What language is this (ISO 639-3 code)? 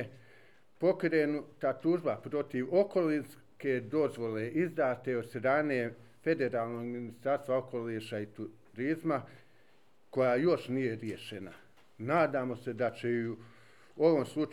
hrv